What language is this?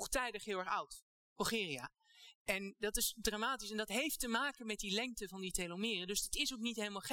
Dutch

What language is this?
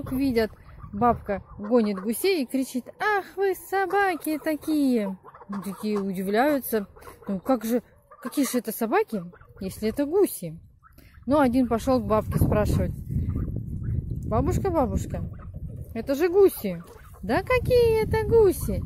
Russian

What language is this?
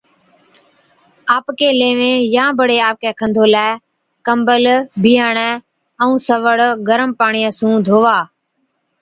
Od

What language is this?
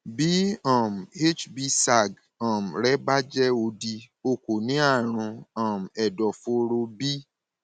Yoruba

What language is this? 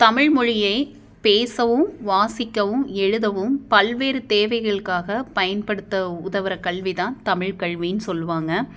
Tamil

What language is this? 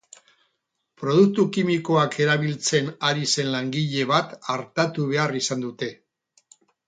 Basque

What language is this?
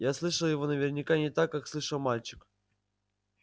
Russian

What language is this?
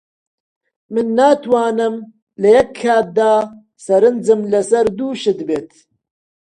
Central Kurdish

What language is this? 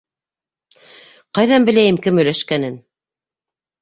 Bashkir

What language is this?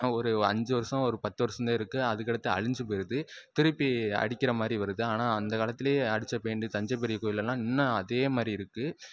Tamil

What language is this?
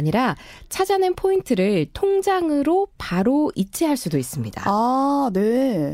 Korean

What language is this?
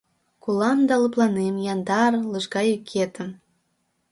Mari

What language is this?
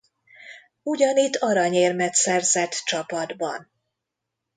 Hungarian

